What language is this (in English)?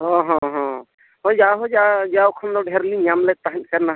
Santali